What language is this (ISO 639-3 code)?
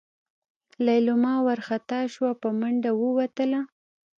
pus